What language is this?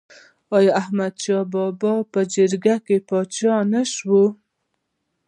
Pashto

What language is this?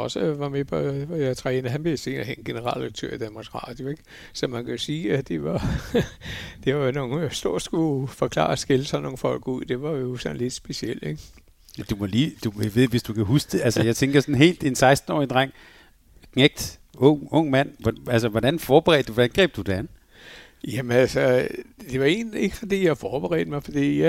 Danish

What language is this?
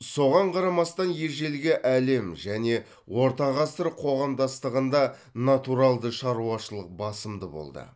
Kazakh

